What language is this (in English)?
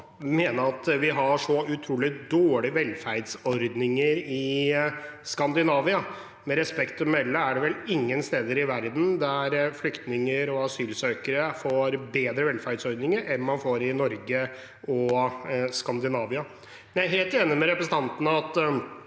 Norwegian